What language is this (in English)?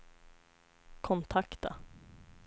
Swedish